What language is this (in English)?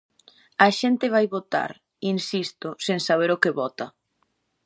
Galician